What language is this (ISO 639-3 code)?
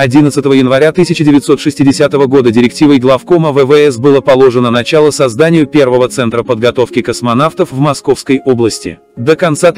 rus